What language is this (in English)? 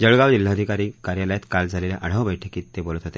Marathi